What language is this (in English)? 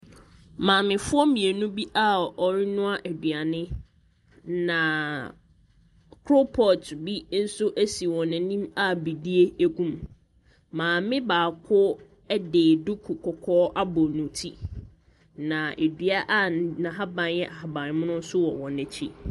Akan